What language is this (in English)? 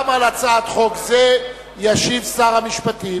Hebrew